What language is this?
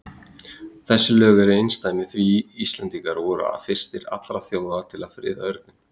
Icelandic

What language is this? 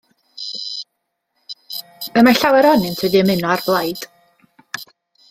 Welsh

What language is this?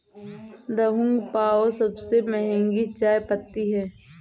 Hindi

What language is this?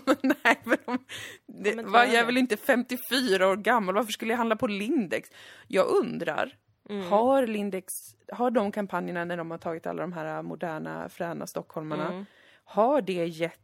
Swedish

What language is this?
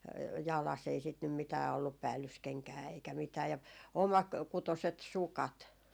Finnish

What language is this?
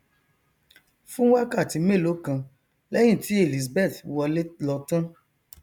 Yoruba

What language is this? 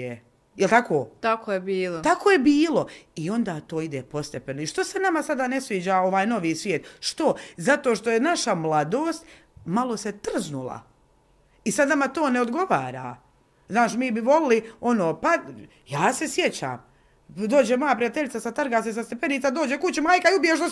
Croatian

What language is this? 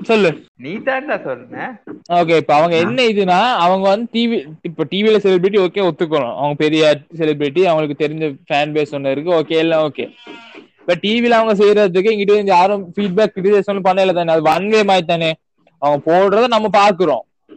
Tamil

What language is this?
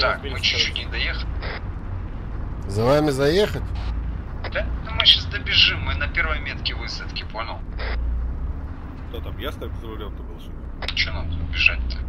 Russian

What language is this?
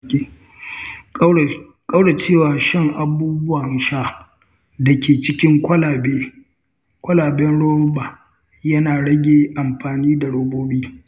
Hausa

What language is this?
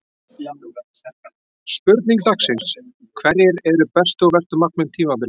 Icelandic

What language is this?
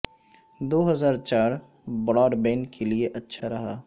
Urdu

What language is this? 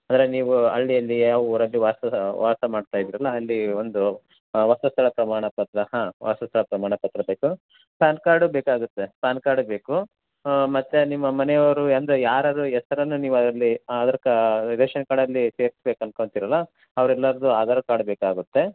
Kannada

